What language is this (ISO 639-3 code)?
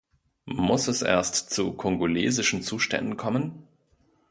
deu